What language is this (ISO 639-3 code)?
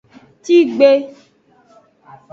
ajg